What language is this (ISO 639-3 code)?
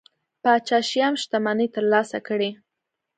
pus